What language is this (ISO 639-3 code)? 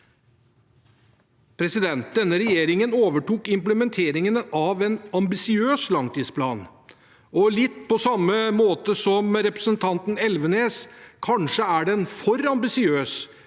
nor